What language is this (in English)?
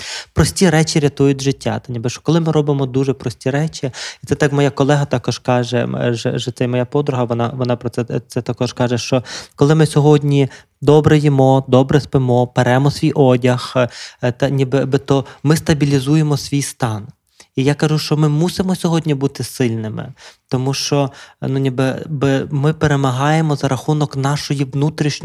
Ukrainian